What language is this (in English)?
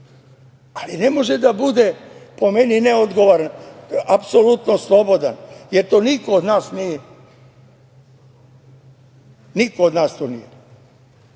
Serbian